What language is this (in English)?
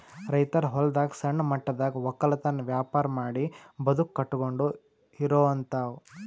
Kannada